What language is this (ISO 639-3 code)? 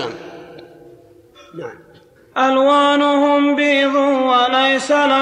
ara